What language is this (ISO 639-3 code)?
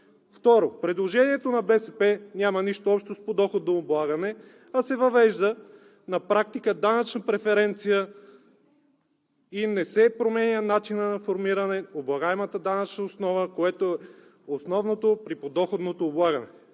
bul